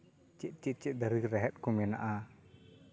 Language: Santali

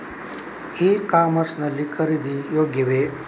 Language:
Kannada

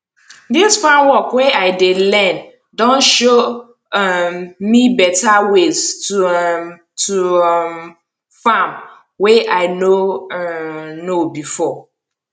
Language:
Nigerian Pidgin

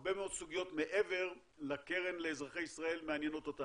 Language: Hebrew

